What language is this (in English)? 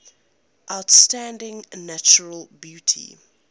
English